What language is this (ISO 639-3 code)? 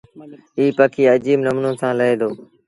sbn